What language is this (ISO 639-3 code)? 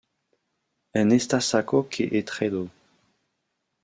fra